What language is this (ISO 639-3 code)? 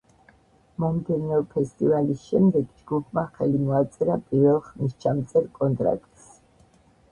kat